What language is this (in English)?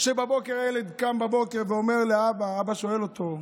Hebrew